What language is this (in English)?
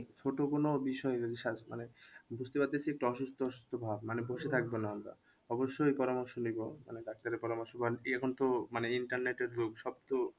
Bangla